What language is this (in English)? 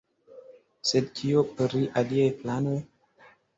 Esperanto